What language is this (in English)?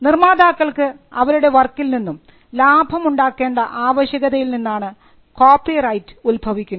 Malayalam